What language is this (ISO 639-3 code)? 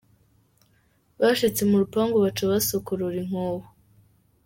kin